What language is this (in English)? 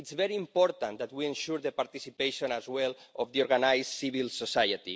English